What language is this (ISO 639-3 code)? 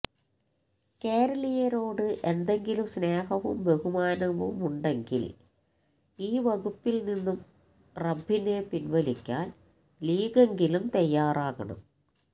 mal